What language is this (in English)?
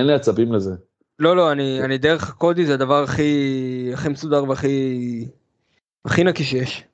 Hebrew